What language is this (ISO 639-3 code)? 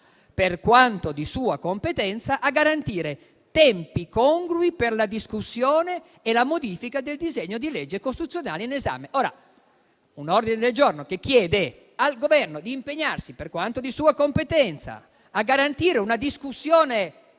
ita